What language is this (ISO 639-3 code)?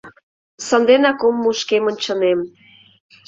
chm